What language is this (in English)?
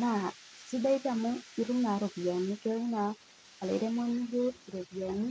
Masai